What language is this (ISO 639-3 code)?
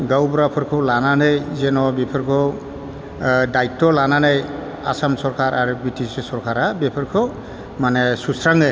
brx